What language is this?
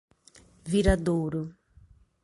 Portuguese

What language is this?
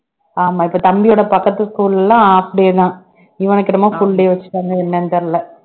Tamil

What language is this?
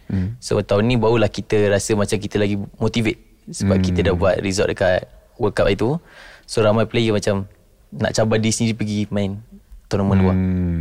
Malay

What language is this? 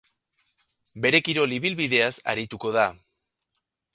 Basque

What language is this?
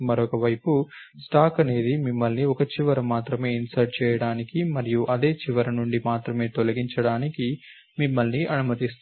Telugu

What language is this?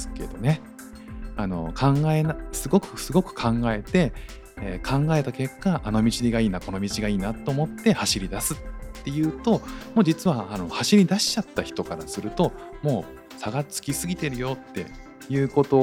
Japanese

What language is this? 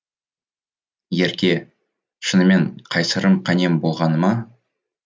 Kazakh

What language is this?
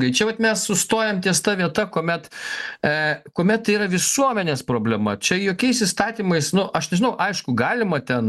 Lithuanian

